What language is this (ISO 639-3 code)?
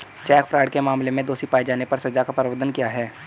hin